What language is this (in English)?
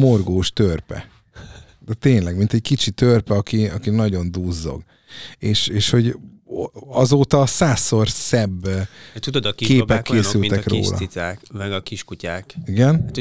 Hungarian